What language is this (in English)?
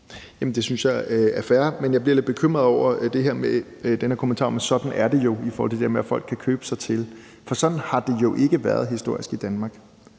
Danish